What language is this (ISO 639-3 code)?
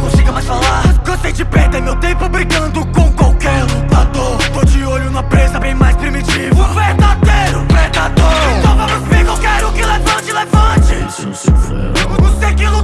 ita